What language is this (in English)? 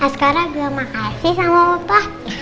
Indonesian